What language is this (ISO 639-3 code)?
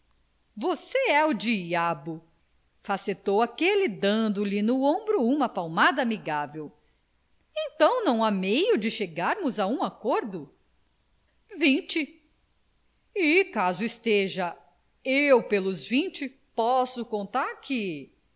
por